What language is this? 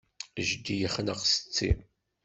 Kabyle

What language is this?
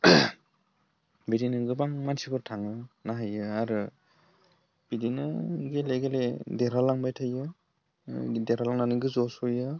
Bodo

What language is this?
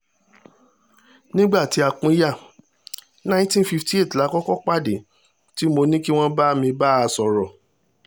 Yoruba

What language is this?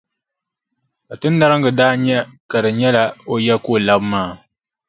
Dagbani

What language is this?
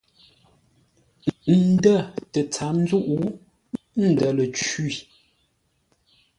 Ngombale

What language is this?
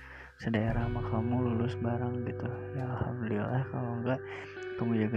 Indonesian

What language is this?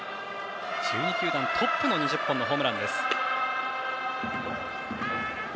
Japanese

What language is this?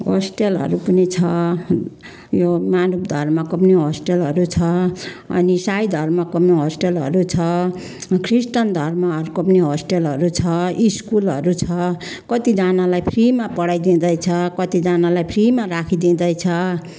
Nepali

